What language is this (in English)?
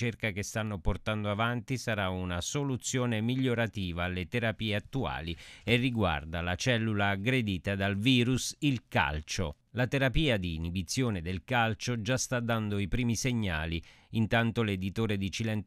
Italian